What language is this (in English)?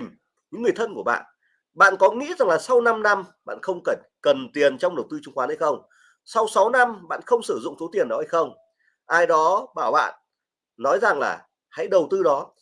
Vietnamese